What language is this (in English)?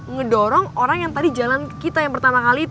Indonesian